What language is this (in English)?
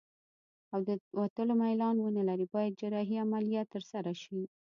Pashto